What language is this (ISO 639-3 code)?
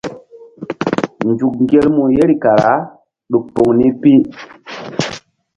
mdd